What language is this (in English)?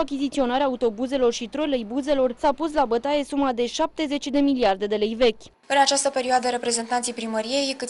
Romanian